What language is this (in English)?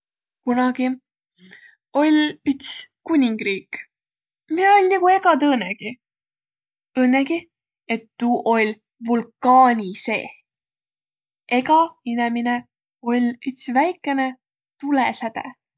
Võro